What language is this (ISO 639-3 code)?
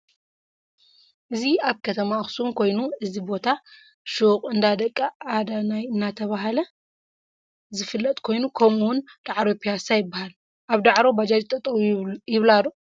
tir